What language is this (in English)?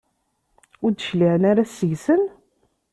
Kabyle